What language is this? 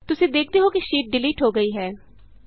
Punjabi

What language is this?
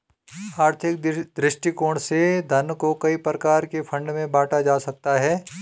Hindi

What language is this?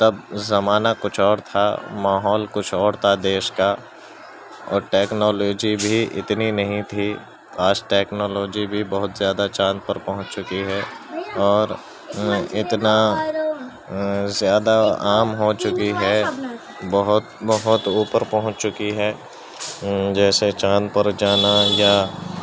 Urdu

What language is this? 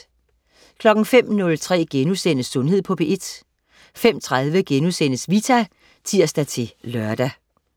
Danish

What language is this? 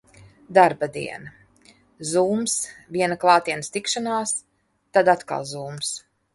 Latvian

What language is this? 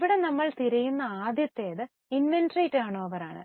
Malayalam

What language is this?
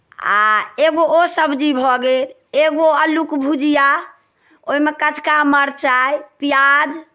Maithili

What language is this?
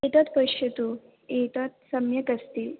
Sanskrit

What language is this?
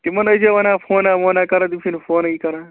Kashmiri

